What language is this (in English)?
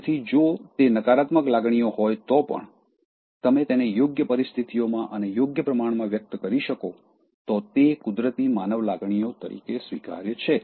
Gujarati